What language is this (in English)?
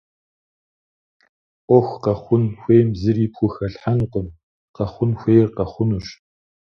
Kabardian